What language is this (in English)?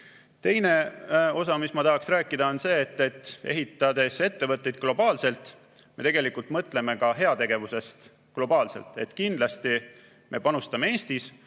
Estonian